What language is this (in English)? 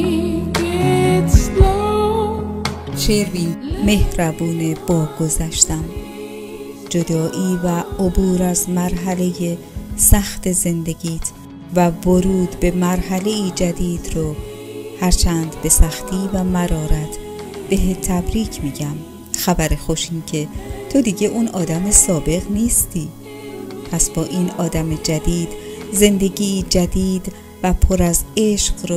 Persian